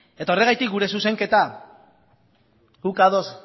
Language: Basque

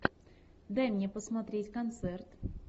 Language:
Russian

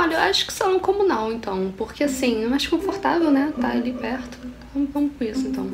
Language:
Portuguese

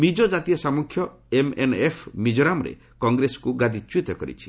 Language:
Odia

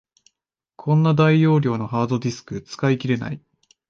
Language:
Japanese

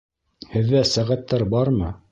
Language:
Bashkir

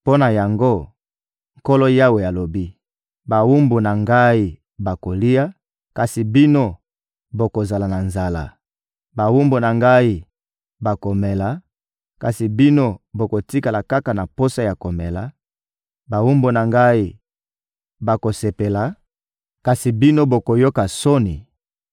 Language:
Lingala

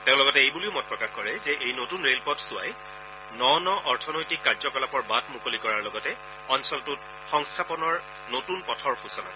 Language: Assamese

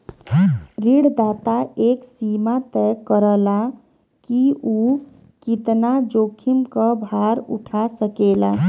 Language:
Bhojpuri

